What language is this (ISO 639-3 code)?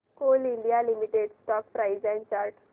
mar